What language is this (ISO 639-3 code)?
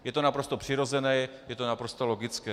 ces